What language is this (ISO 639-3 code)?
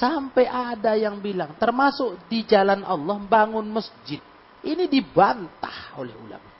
ind